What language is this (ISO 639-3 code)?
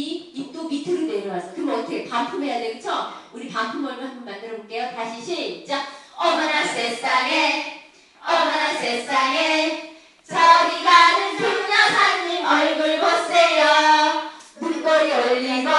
kor